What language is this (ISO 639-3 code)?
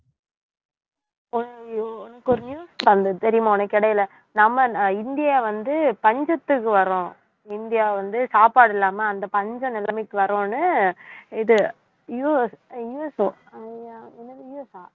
tam